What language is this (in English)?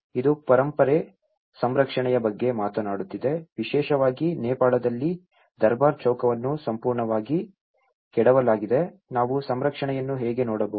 Kannada